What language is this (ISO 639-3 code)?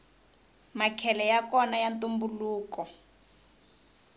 tso